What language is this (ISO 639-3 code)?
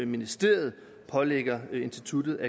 dan